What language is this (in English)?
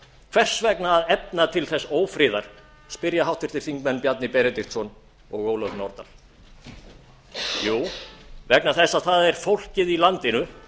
Icelandic